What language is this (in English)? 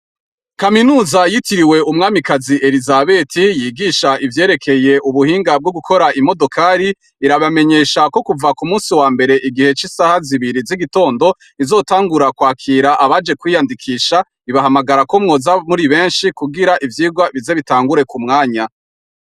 Rundi